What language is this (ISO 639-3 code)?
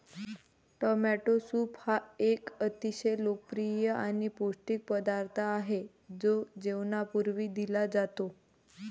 mar